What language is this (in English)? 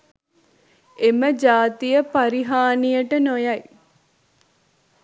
Sinhala